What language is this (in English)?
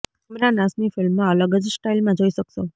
Gujarati